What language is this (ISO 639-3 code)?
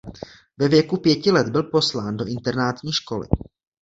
ces